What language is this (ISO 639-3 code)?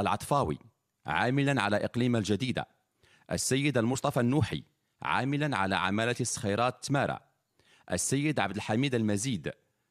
ara